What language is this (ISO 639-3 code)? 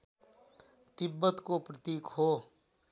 nep